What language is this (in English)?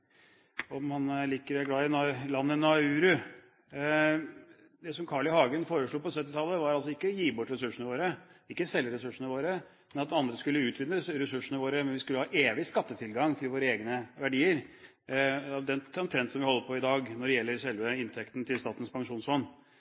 Norwegian Bokmål